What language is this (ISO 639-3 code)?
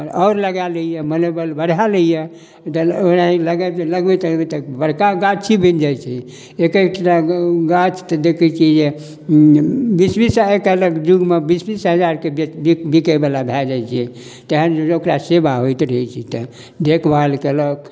mai